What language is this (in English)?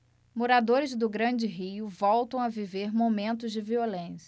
Portuguese